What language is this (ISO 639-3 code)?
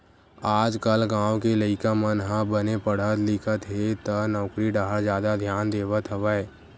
hne